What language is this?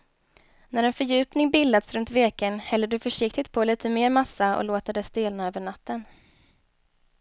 Swedish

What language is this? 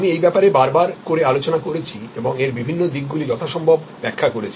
Bangla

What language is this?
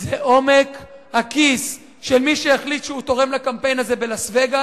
Hebrew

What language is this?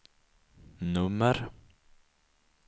Swedish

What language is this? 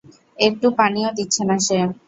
Bangla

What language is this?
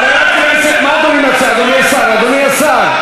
Hebrew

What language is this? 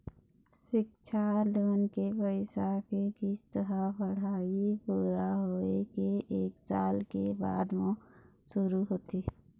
Chhattisgarhi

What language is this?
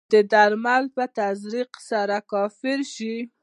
Pashto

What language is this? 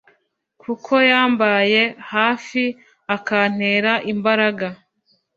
Kinyarwanda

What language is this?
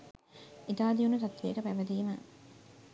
Sinhala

